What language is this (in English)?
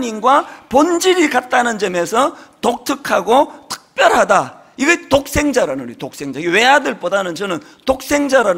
Korean